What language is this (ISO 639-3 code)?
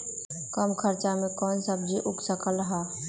mag